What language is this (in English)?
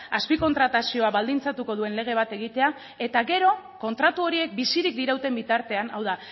Basque